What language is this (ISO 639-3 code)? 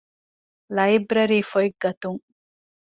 div